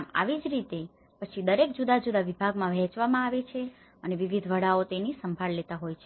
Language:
Gujarati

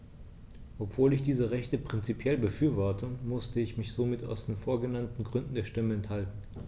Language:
German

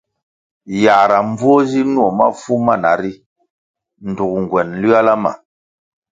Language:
Kwasio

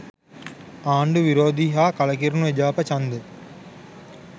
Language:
Sinhala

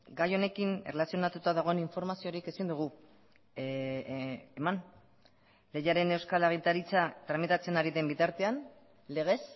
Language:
Basque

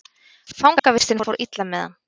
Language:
Icelandic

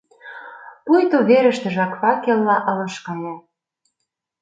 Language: Mari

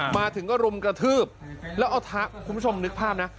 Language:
Thai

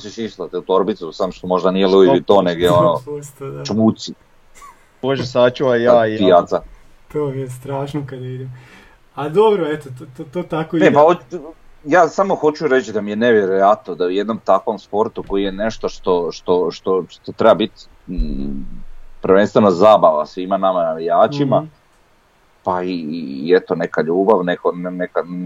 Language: Croatian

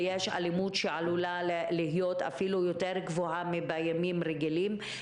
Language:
Hebrew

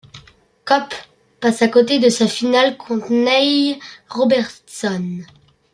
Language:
French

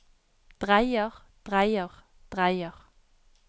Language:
Norwegian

